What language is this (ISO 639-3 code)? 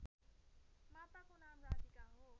nep